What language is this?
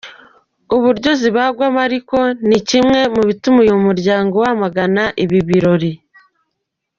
Kinyarwanda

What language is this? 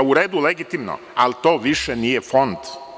Serbian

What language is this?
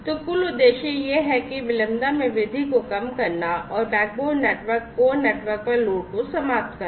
Hindi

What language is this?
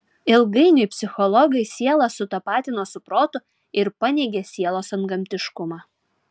Lithuanian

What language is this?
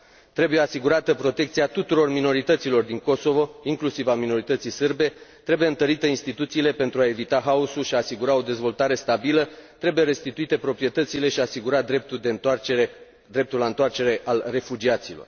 Romanian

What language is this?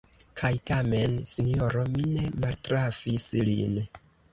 Esperanto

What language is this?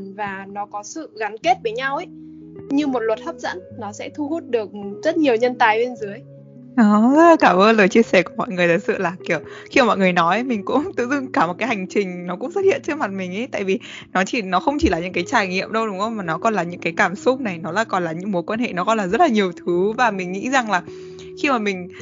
Vietnamese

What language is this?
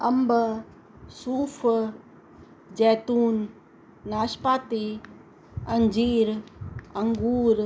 Sindhi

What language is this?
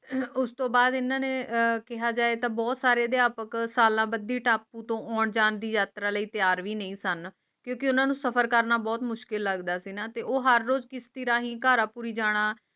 Punjabi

